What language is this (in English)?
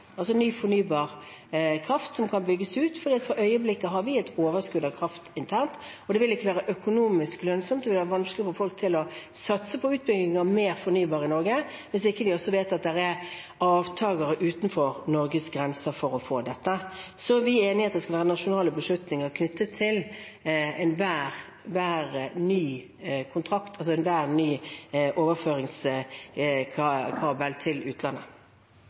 Norwegian Bokmål